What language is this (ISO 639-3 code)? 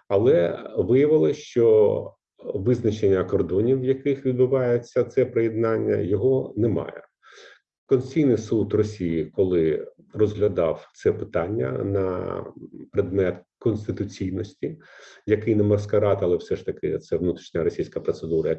ukr